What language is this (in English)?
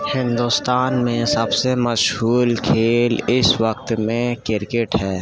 Urdu